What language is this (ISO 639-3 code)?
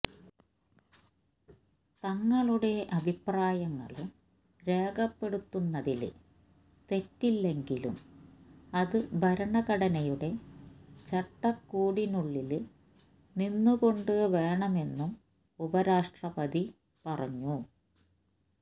mal